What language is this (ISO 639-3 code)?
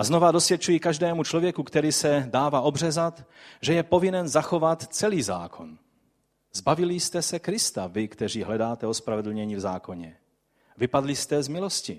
ces